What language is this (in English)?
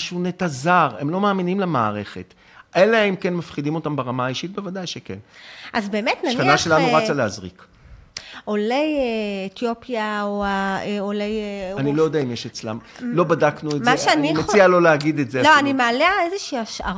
Hebrew